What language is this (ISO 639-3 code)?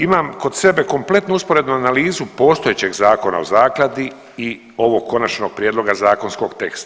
hrv